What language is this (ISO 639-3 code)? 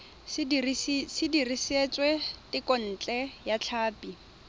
tsn